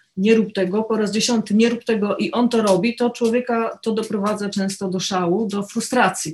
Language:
Polish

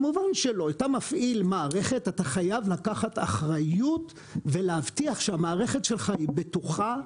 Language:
Hebrew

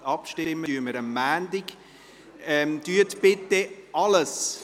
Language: Swiss German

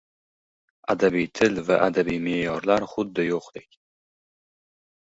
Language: Uzbek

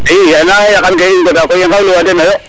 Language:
Serer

